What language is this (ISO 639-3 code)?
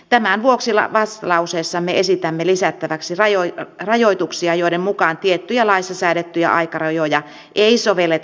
fin